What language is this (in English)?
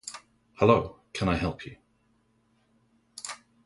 English